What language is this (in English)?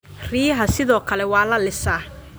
Somali